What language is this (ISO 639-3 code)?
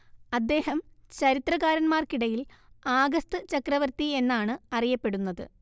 mal